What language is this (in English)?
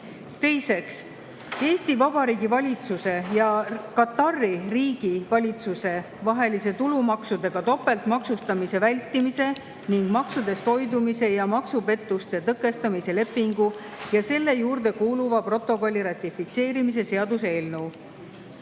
Estonian